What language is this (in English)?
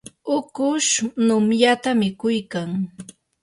Yanahuanca Pasco Quechua